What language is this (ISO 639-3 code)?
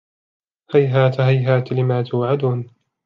ara